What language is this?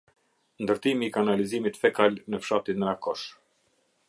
Albanian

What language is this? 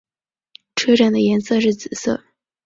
Chinese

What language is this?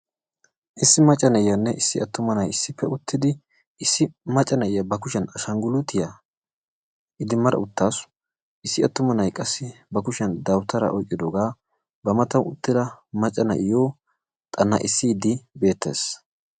Wolaytta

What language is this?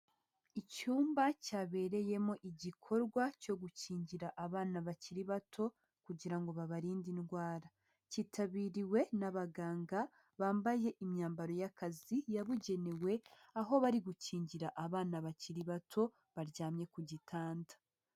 Kinyarwanda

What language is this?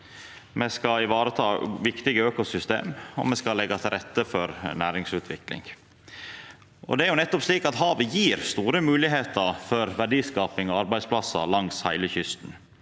Norwegian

